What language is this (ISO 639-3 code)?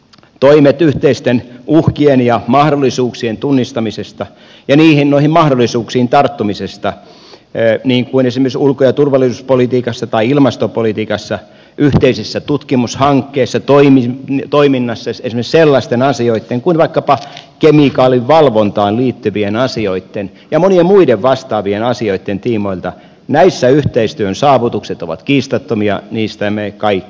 fin